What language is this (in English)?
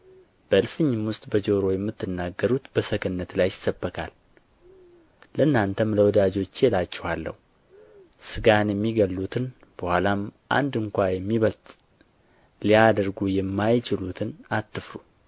Amharic